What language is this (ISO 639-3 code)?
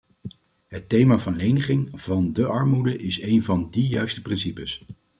nld